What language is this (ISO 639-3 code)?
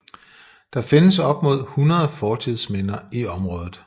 dan